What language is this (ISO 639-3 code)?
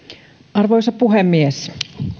fin